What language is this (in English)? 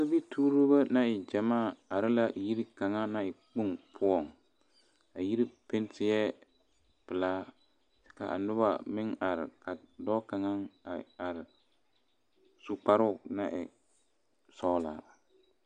Southern Dagaare